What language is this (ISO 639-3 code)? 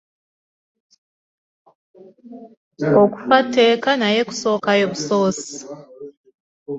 lug